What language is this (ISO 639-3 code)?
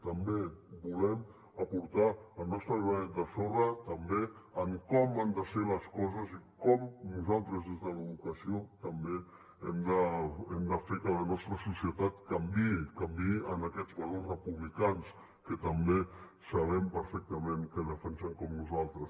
cat